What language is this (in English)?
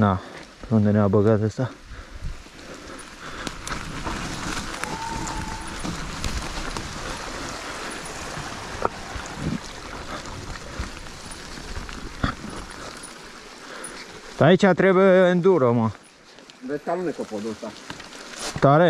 Romanian